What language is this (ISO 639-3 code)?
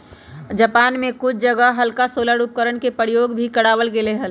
mag